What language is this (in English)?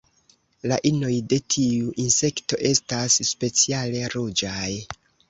Esperanto